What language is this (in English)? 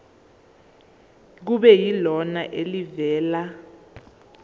Zulu